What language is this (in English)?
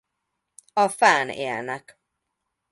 Hungarian